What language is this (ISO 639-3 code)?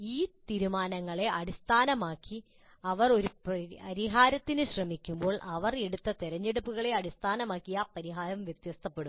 mal